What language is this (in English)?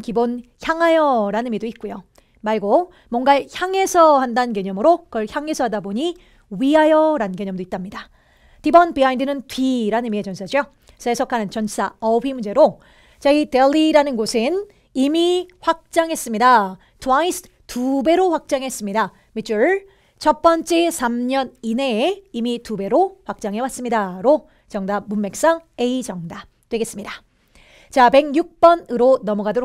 Korean